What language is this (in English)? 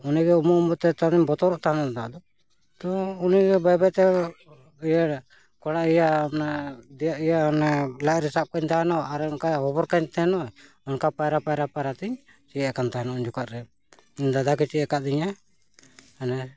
Santali